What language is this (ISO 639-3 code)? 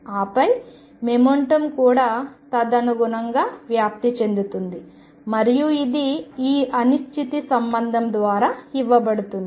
tel